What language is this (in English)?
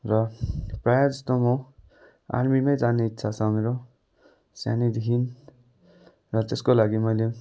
Nepali